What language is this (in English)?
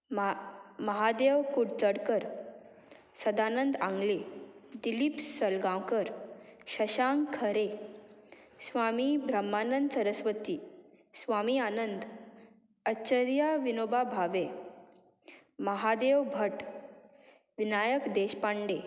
Konkani